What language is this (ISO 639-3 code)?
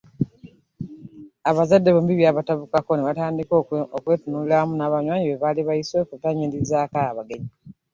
lug